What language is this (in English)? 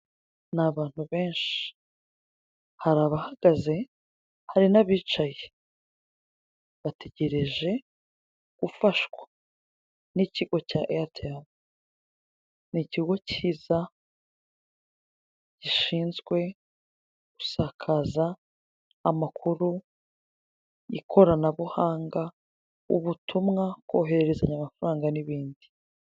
Kinyarwanda